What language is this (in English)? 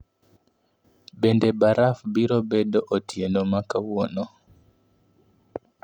Luo (Kenya and Tanzania)